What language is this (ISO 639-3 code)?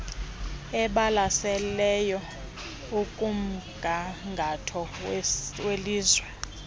xho